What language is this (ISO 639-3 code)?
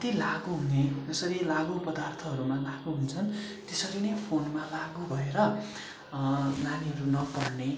nep